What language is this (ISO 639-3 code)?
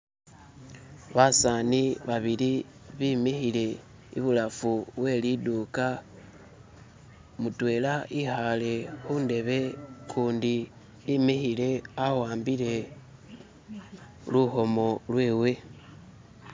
myx